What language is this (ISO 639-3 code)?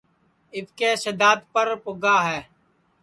ssi